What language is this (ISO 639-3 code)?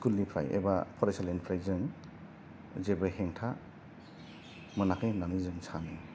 brx